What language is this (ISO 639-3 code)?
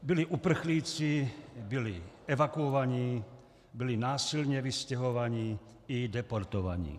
ces